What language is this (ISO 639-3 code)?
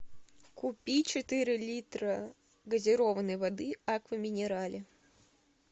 rus